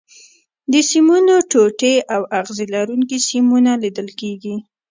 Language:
Pashto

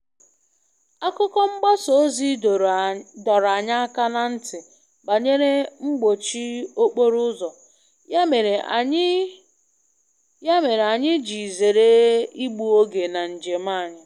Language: Igbo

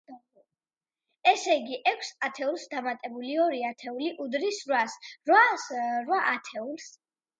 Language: Georgian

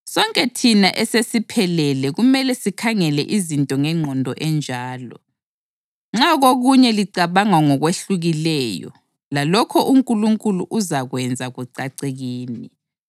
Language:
North Ndebele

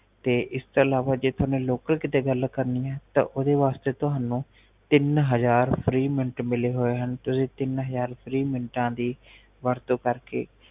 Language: Punjabi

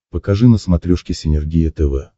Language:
Russian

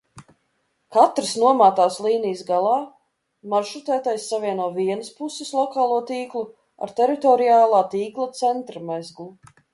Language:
Latvian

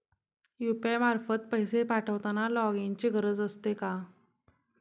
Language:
Marathi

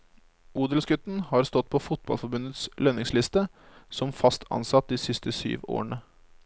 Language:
Norwegian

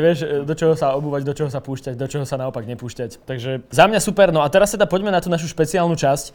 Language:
Slovak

